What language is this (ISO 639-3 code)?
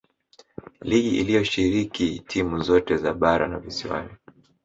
swa